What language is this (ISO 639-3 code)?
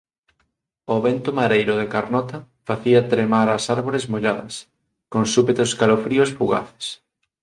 glg